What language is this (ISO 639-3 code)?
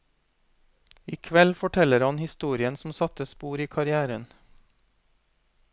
nor